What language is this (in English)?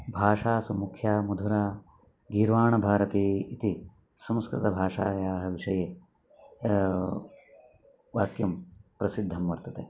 Sanskrit